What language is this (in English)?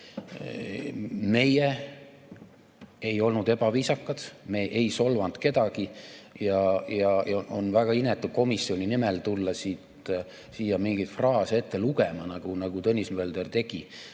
Estonian